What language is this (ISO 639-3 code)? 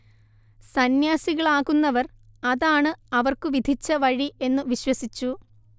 mal